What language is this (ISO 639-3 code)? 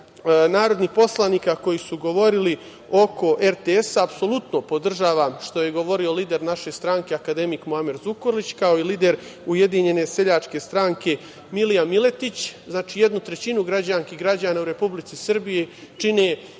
srp